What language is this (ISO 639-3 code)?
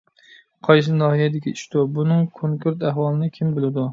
uig